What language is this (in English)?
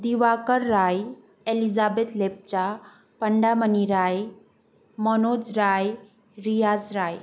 Nepali